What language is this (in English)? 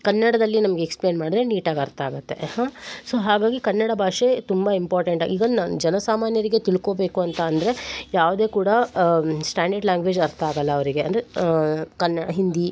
Kannada